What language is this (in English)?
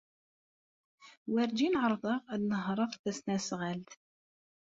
Kabyle